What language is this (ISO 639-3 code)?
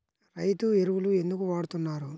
tel